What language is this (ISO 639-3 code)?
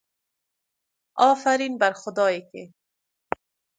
fas